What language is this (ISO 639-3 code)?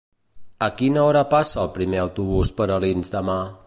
cat